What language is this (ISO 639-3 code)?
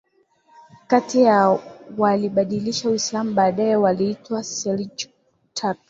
swa